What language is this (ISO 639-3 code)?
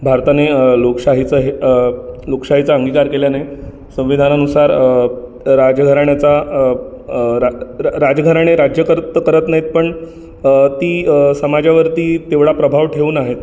mar